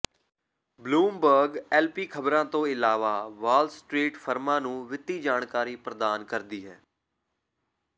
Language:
Punjabi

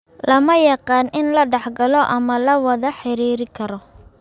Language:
Somali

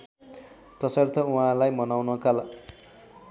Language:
Nepali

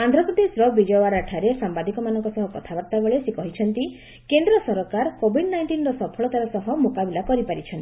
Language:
Odia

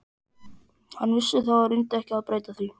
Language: Icelandic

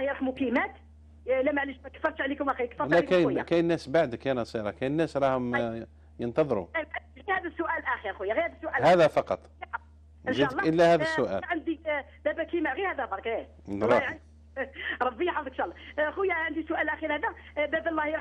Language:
Arabic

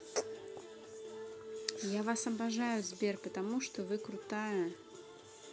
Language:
Russian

